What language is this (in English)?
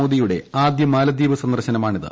Malayalam